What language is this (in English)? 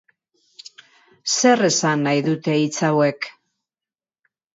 Basque